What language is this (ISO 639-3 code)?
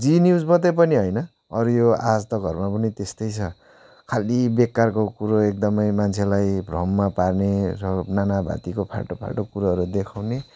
nep